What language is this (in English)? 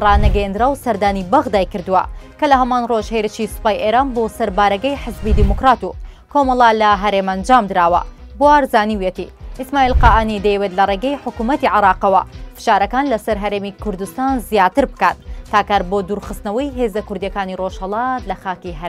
Arabic